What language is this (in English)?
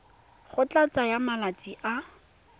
Tswana